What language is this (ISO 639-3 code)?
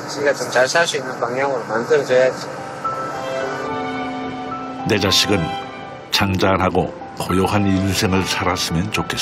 kor